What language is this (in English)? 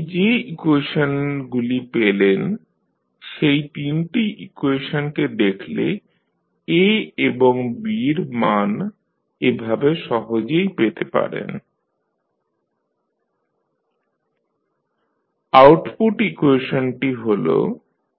Bangla